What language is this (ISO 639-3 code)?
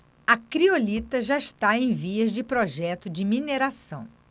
por